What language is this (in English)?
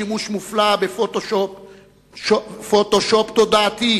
Hebrew